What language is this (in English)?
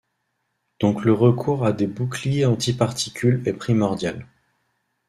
French